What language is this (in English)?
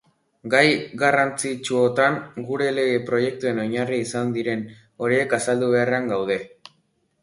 Basque